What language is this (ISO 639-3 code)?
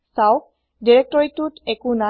asm